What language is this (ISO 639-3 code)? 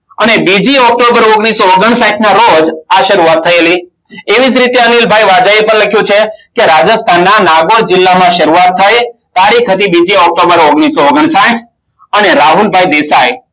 guj